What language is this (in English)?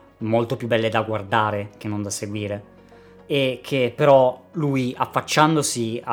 Italian